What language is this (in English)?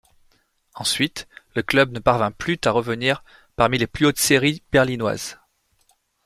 French